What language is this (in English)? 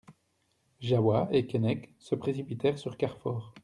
French